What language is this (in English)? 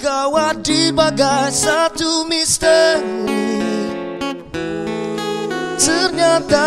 Malay